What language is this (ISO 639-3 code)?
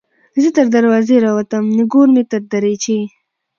pus